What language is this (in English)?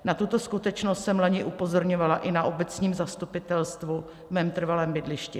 Czech